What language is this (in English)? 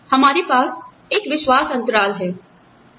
Hindi